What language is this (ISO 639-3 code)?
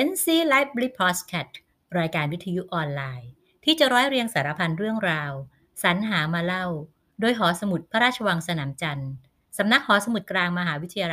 tha